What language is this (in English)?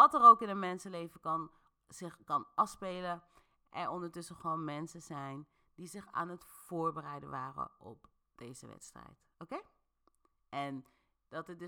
Dutch